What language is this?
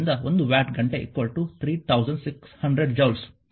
Kannada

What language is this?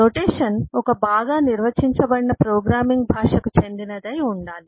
Telugu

